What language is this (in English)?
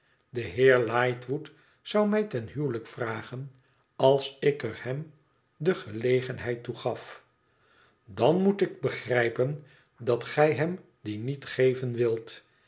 Dutch